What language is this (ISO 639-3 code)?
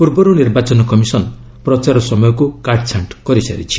ori